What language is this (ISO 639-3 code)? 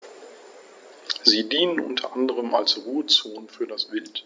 deu